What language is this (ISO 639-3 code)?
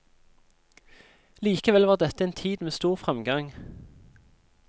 nor